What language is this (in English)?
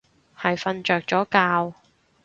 Cantonese